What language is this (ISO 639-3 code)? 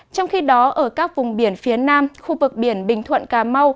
vie